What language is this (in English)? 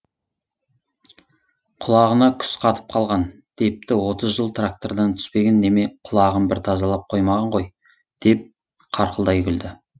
Kazakh